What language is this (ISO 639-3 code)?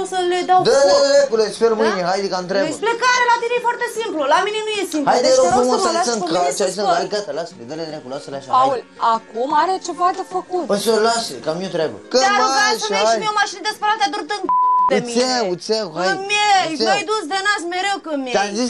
ron